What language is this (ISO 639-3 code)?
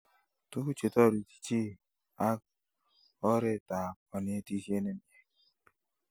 kln